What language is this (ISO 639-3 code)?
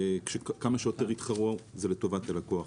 heb